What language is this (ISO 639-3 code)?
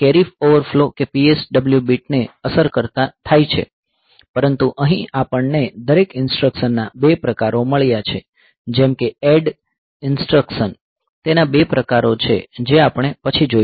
guj